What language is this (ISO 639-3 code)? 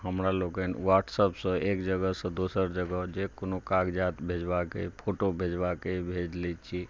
mai